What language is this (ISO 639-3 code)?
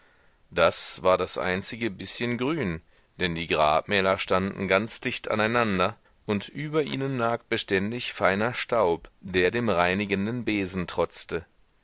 deu